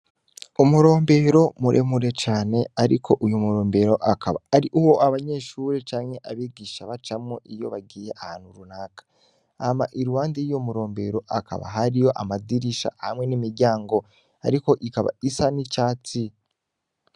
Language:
Rundi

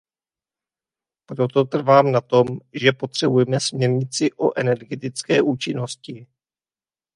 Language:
Czech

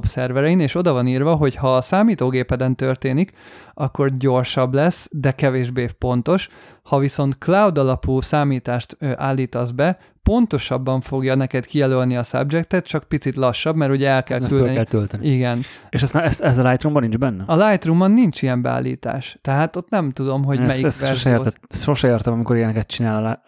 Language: Hungarian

